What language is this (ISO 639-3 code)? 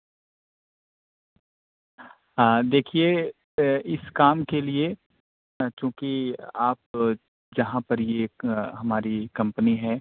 urd